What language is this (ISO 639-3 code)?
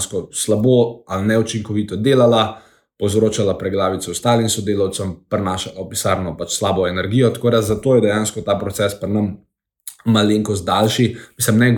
hrv